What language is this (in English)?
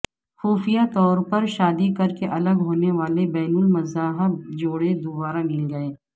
Urdu